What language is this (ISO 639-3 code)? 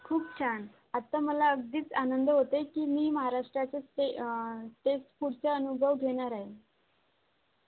mar